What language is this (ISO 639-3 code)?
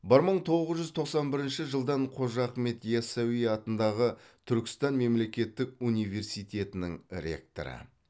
kaz